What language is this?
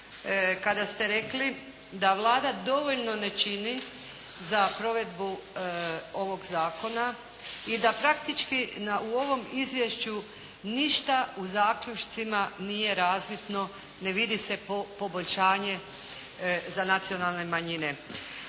Croatian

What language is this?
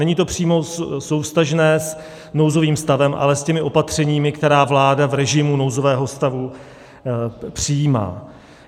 Czech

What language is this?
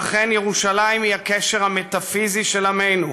Hebrew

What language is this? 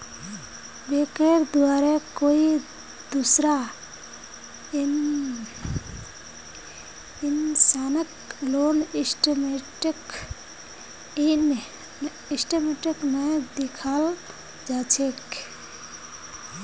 Magahi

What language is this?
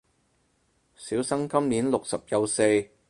Cantonese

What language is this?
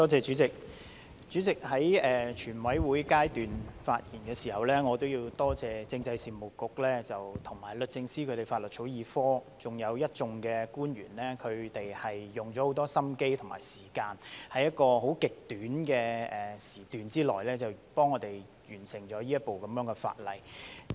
Cantonese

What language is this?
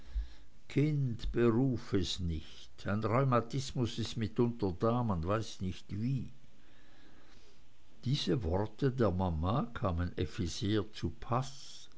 German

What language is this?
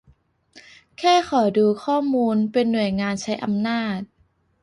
Thai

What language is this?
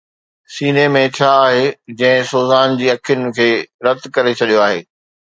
Sindhi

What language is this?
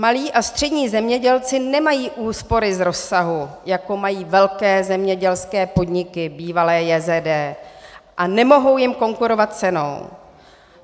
Czech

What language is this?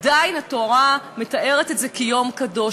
Hebrew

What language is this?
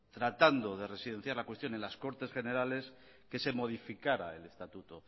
Spanish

